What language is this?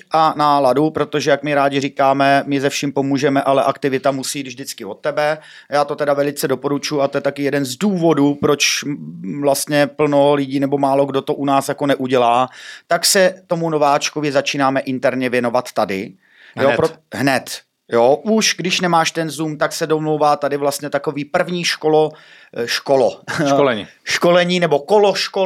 Czech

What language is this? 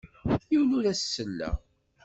Kabyle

